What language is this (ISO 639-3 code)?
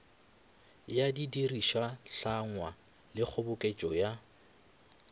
nso